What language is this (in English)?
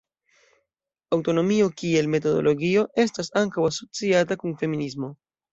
Esperanto